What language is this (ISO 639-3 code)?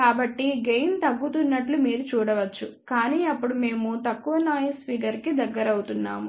tel